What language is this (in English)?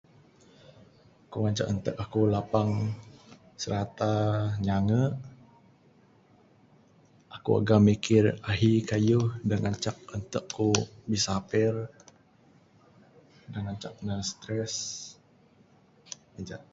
Bukar-Sadung Bidayuh